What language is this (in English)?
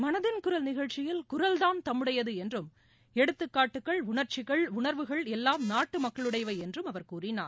Tamil